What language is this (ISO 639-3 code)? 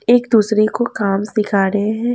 hin